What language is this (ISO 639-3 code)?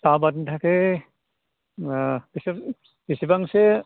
brx